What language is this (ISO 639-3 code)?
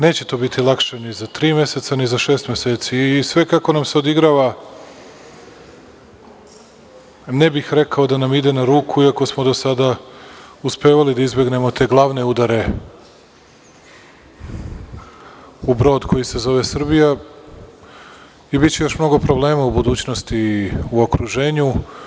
srp